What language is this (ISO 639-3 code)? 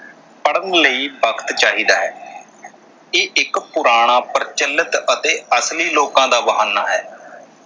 pan